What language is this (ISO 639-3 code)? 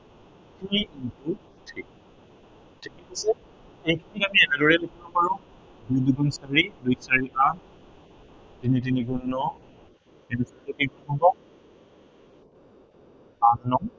asm